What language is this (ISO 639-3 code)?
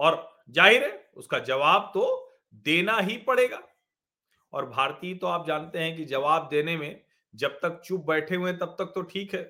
hin